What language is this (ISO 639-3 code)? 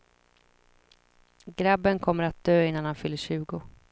swe